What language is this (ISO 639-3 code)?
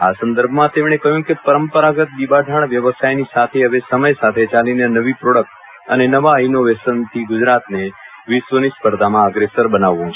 guj